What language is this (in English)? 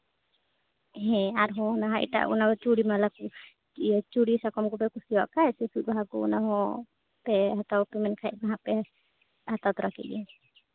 Santali